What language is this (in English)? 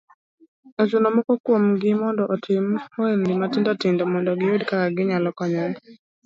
Luo (Kenya and Tanzania)